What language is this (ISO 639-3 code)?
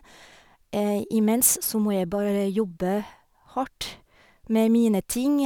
nor